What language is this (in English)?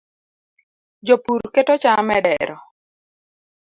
Luo (Kenya and Tanzania)